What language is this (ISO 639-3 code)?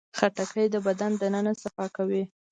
pus